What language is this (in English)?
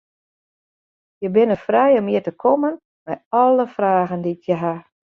Western Frisian